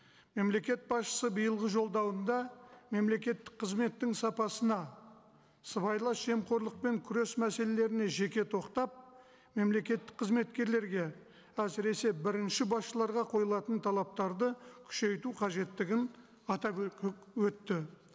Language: Kazakh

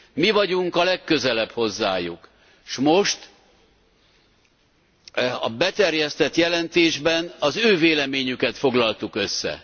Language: Hungarian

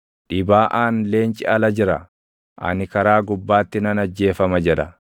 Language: Oromo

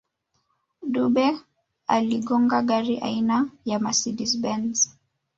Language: Swahili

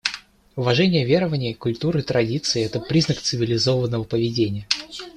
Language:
Russian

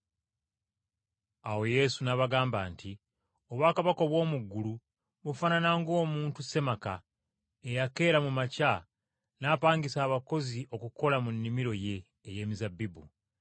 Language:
Ganda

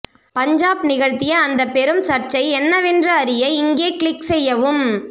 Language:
Tamil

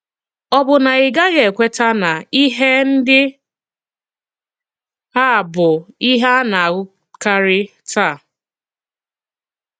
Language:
Igbo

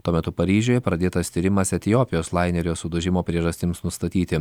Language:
Lithuanian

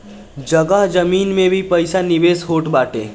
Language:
Bhojpuri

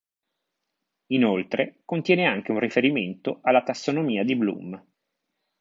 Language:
Italian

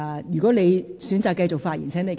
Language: Cantonese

